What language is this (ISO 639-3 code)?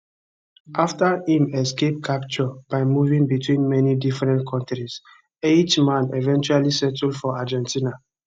pcm